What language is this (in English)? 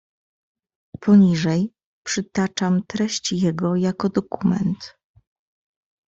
Polish